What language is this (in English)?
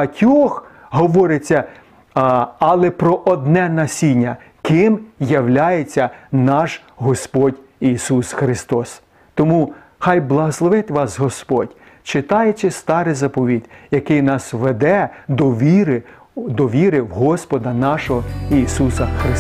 Ukrainian